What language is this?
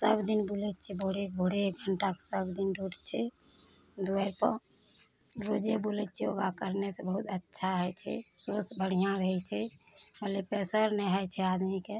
Maithili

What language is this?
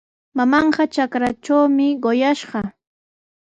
Sihuas Ancash Quechua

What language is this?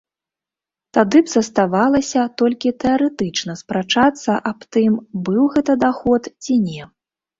Belarusian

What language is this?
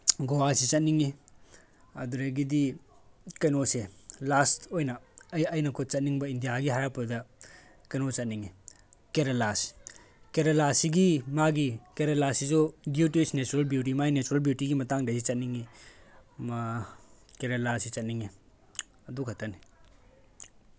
Manipuri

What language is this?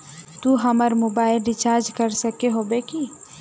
Magahi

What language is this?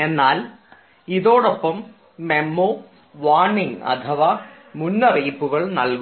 Malayalam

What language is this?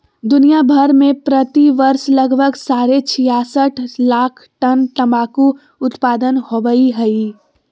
Magahi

